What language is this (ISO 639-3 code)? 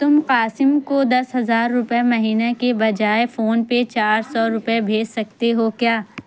urd